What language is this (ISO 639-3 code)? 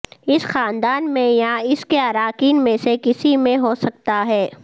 urd